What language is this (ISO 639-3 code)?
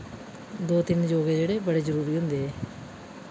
doi